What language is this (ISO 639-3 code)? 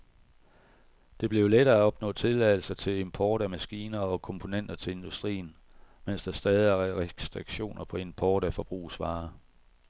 dan